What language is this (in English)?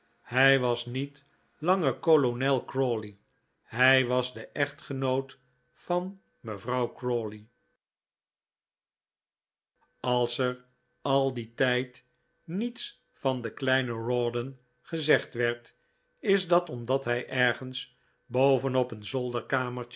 Dutch